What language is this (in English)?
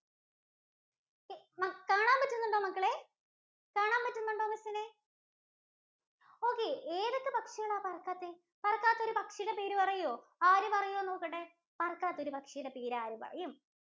Malayalam